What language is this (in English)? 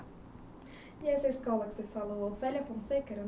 Portuguese